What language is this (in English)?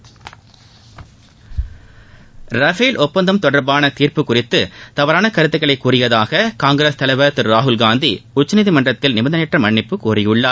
Tamil